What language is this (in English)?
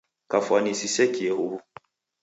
Taita